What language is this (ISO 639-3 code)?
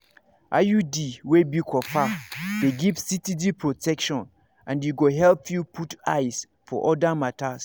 pcm